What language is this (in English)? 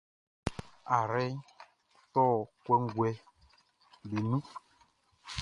Baoulé